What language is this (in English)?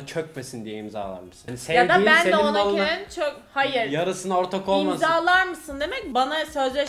Turkish